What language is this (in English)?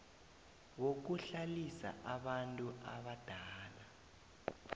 South Ndebele